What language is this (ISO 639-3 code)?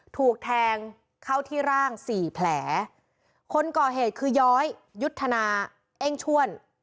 tha